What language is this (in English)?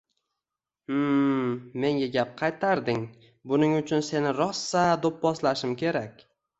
Uzbek